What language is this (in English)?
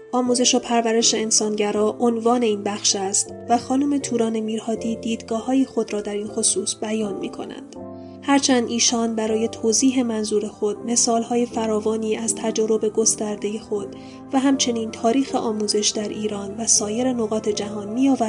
Persian